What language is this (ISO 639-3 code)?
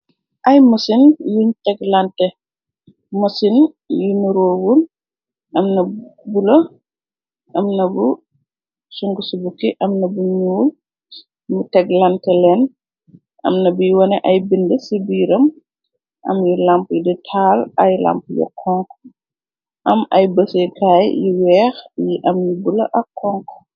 wol